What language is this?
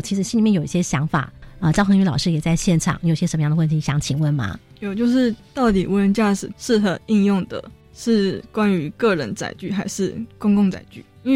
Chinese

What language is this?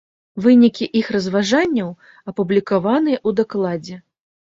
Belarusian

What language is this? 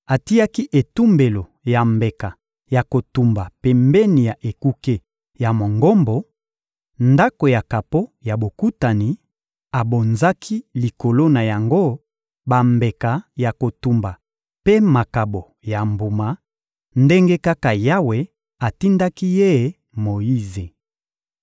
Lingala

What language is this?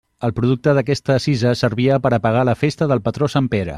Catalan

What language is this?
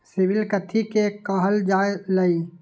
Magahi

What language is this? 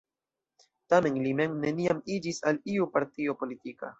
Esperanto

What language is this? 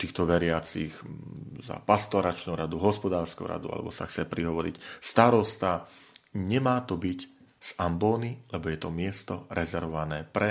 Slovak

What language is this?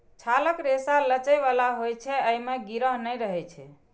Maithili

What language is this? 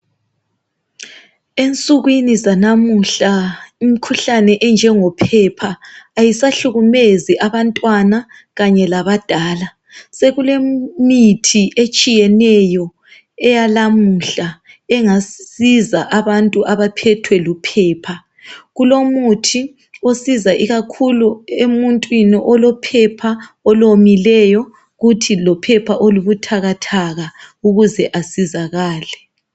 North Ndebele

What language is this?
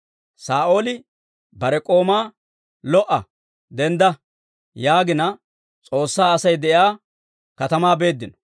Dawro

